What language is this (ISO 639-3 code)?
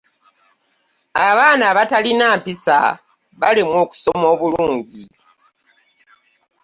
lug